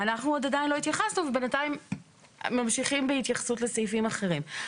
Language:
Hebrew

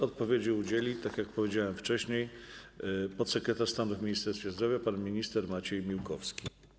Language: Polish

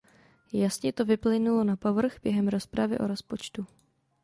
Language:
Czech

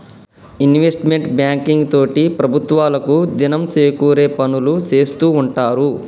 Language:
Telugu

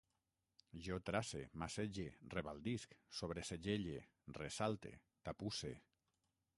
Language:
Catalan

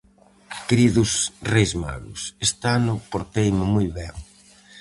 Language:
Galician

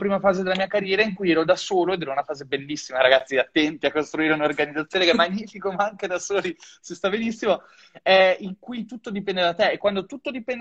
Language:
Italian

